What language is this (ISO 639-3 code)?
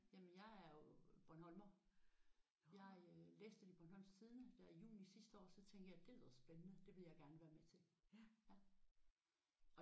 dan